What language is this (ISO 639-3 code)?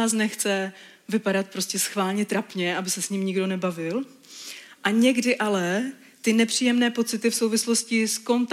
ces